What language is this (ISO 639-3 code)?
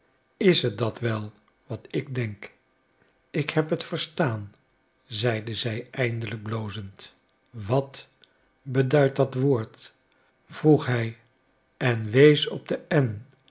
nld